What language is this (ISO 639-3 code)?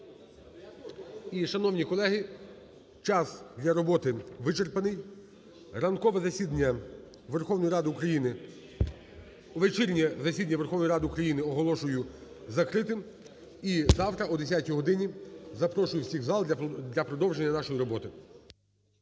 ukr